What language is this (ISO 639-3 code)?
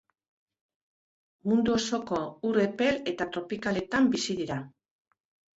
eus